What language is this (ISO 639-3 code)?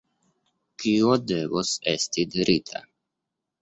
epo